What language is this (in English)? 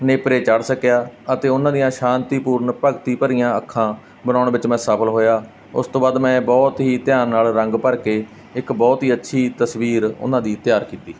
Punjabi